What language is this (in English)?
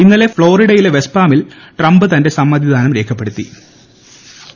Malayalam